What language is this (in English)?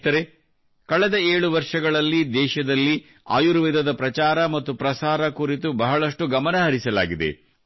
Kannada